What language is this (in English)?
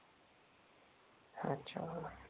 Marathi